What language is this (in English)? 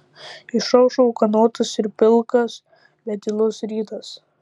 Lithuanian